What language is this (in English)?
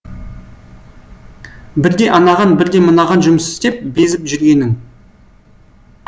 Kazakh